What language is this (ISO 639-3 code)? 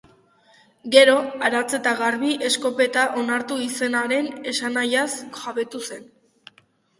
eus